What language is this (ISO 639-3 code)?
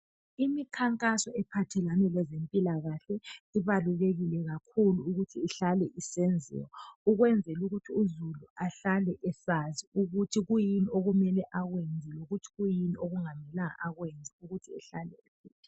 nde